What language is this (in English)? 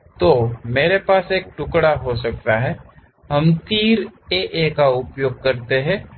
Hindi